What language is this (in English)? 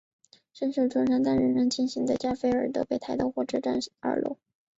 Chinese